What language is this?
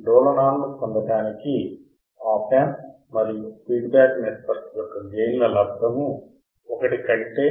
Telugu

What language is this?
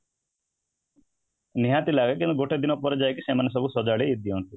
Odia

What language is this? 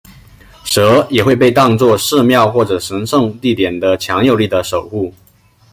Chinese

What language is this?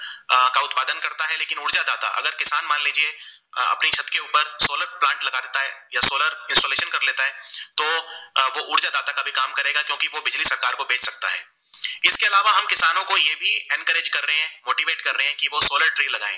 Gujarati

